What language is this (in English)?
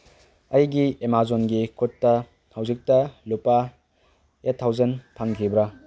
Manipuri